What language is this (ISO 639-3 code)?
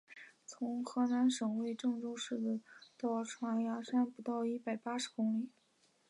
zho